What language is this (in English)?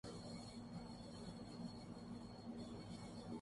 Urdu